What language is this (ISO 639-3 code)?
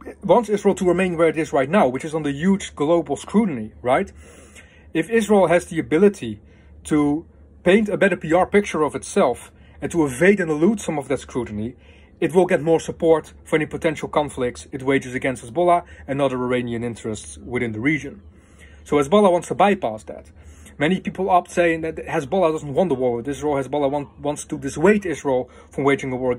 eng